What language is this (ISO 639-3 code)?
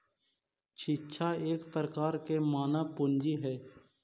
mag